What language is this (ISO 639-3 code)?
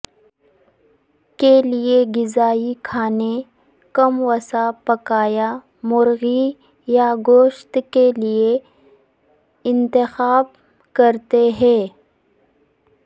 urd